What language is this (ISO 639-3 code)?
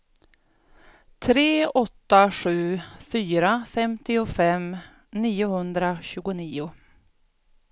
swe